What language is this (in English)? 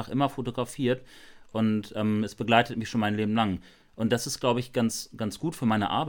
German